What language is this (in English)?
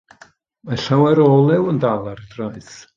Welsh